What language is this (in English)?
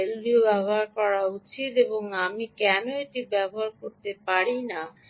Bangla